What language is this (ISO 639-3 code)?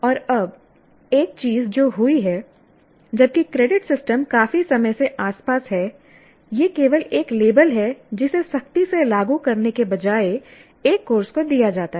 hin